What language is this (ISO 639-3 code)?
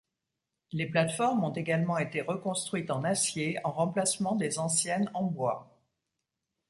fra